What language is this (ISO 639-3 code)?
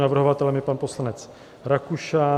ces